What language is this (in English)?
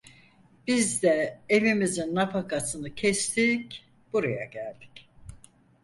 Turkish